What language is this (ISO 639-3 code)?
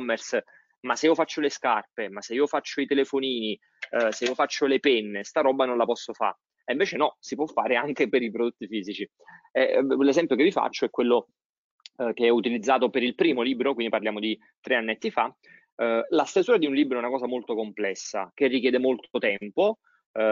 ita